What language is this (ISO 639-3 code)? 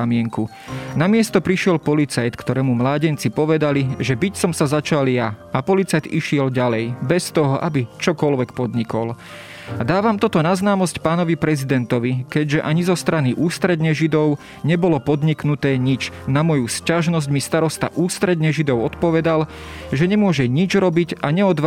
slk